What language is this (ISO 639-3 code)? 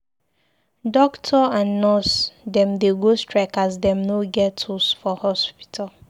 pcm